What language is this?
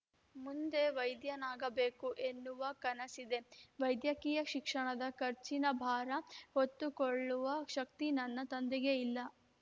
Kannada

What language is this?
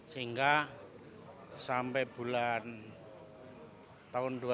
Indonesian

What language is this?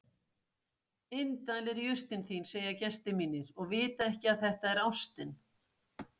Icelandic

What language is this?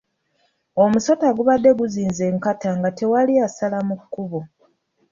Ganda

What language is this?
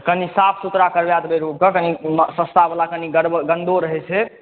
Maithili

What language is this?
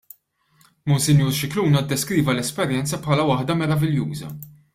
Maltese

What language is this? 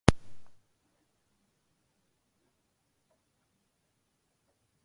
Slovenian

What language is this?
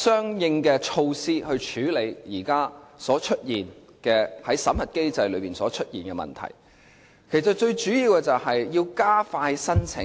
Cantonese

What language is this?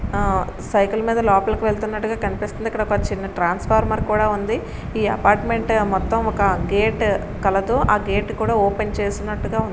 Telugu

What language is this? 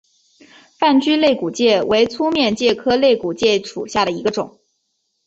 Chinese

